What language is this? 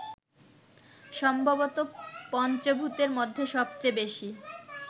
Bangla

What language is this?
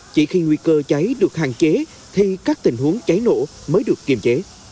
Vietnamese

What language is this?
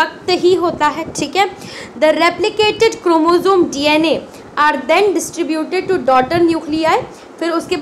Hindi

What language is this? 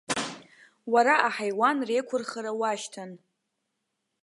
Abkhazian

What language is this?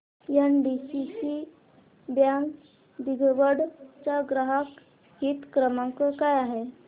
Marathi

